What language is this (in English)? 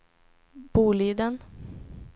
Swedish